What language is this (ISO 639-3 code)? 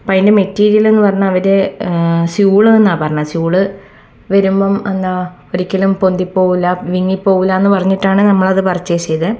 mal